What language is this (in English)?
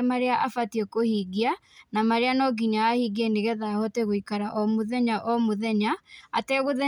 Kikuyu